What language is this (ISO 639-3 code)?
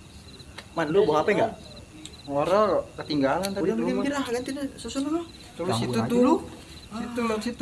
ind